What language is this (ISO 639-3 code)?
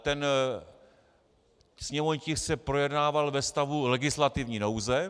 ces